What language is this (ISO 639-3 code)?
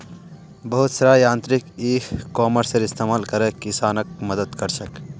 mag